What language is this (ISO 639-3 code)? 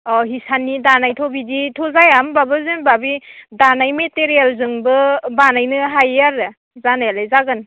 brx